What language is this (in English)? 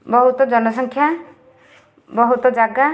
Odia